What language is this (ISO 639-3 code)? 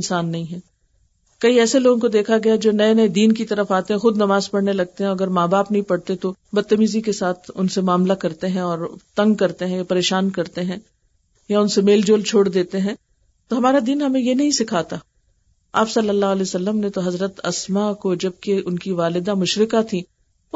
urd